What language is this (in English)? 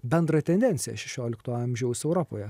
Lithuanian